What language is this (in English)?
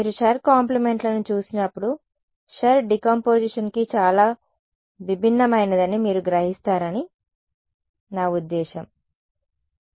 Telugu